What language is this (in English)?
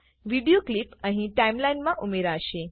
Gujarati